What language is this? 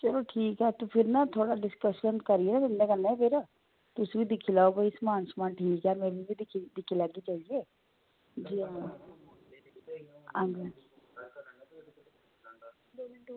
Dogri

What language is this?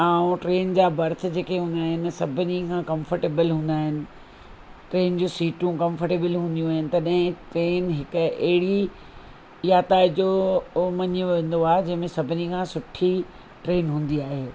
Sindhi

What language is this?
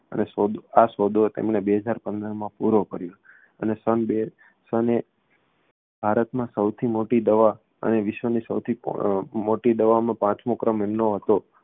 Gujarati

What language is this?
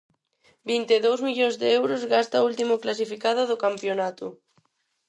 Galician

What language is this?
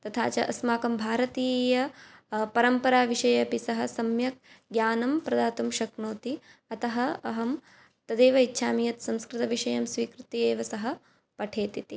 Sanskrit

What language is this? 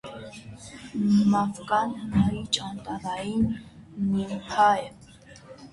Armenian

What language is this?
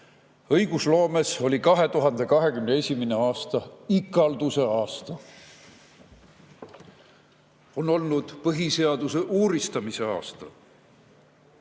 Estonian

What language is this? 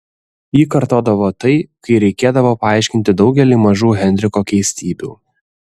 Lithuanian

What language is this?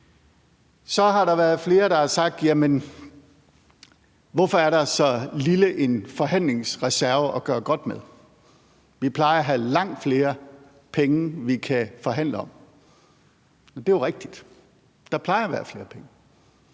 Danish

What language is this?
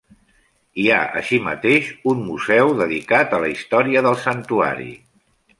Catalan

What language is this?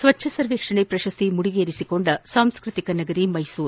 Kannada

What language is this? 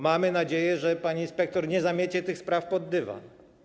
Polish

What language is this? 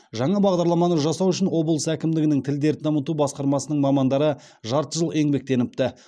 Kazakh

